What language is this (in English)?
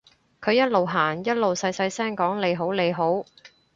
Cantonese